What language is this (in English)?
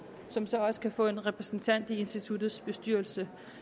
Danish